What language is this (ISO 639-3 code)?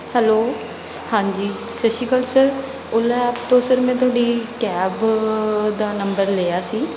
pan